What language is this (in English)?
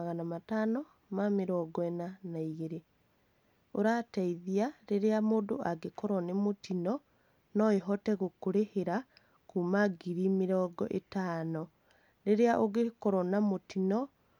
Kikuyu